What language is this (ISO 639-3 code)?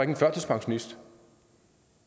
dan